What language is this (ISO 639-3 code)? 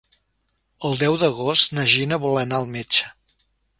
cat